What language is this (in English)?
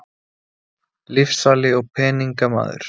Icelandic